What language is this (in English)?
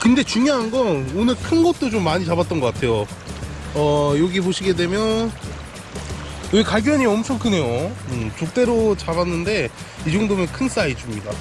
Korean